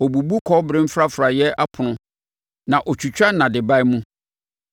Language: Akan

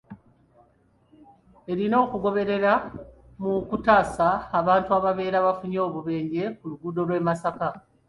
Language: Ganda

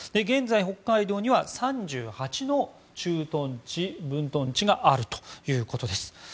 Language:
Japanese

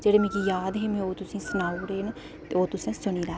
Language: Dogri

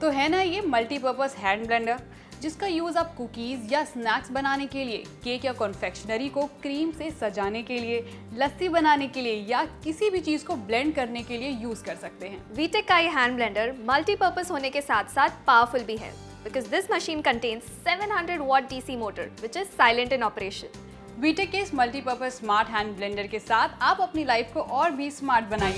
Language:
Hindi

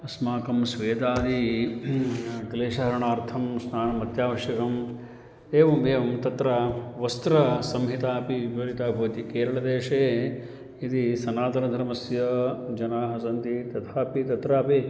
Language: Sanskrit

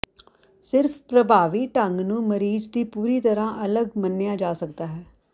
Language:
Punjabi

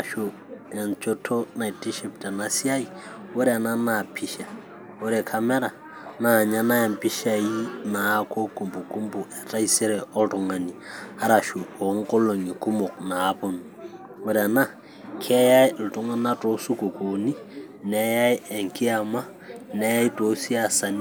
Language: Masai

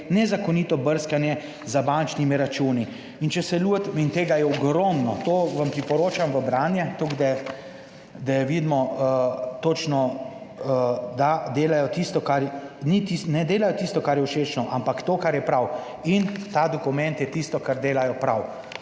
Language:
Slovenian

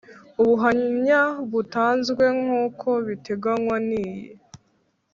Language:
Kinyarwanda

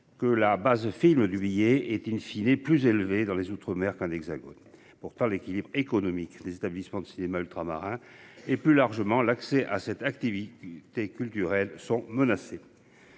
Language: French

